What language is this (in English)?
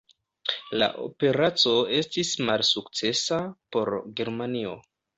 Esperanto